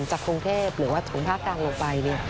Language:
Thai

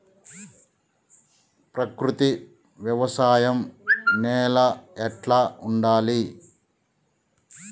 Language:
Telugu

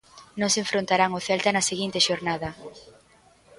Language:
Galician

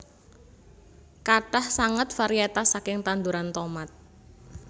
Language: Javanese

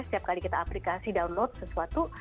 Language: Indonesian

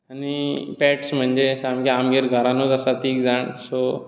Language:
Konkani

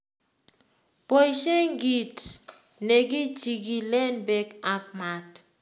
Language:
Kalenjin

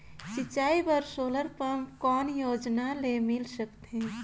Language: Chhattisgarhi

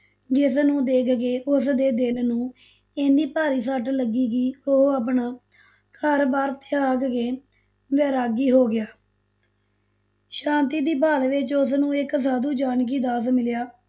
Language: Punjabi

